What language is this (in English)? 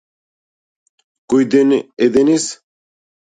Macedonian